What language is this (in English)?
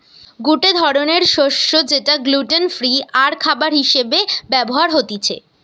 Bangla